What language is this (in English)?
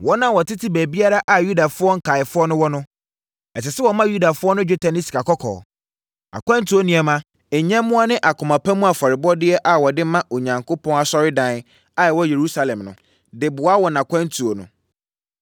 Akan